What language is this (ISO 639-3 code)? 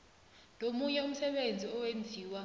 nbl